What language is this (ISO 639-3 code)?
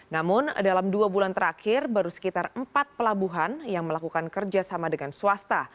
ind